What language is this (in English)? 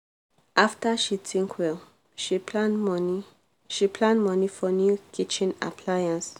Nigerian Pidgin